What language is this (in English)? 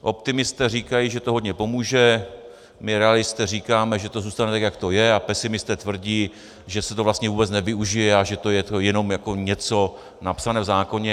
Czech